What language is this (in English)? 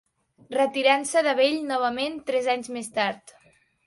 Catalan